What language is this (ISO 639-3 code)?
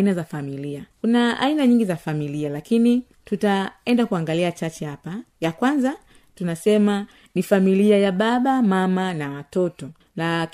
swa